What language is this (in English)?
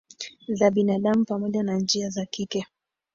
Swahili